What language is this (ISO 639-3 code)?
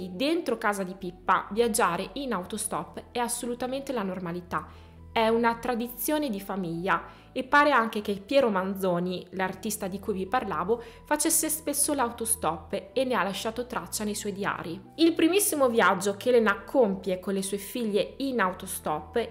ita